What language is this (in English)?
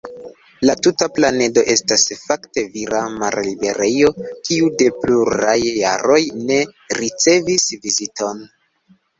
Esperanto